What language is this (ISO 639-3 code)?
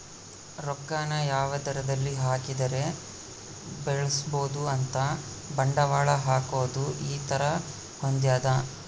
kan